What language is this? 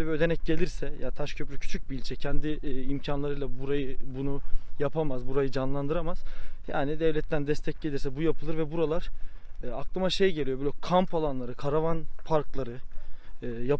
Turkish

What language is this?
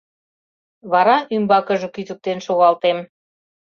Mari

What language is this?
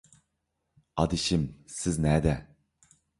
Uyghur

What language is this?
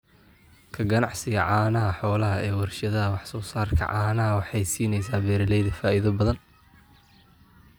Somali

